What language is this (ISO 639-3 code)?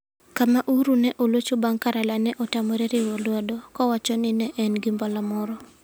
luo